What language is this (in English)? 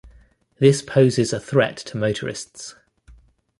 English